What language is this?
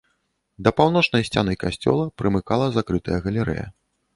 Belarusian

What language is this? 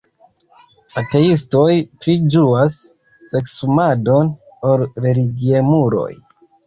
Esperanto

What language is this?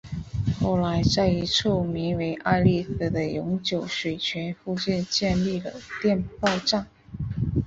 Chinese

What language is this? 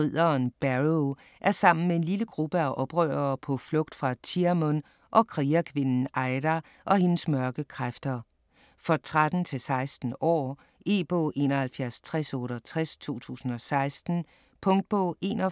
Danish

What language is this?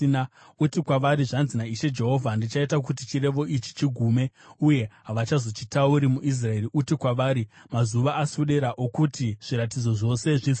Shona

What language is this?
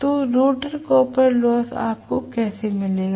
Hindi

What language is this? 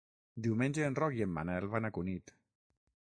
Catalan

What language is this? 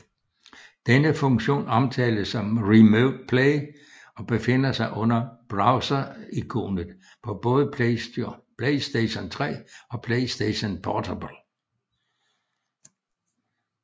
Danish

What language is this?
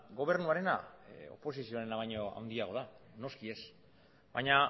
Basque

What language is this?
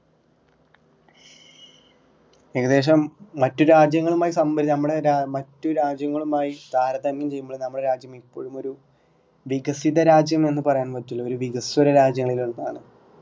Malayalam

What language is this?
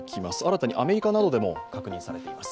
Japanese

